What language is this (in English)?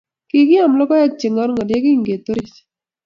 Kalenjin